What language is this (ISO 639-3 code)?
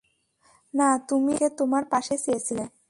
ben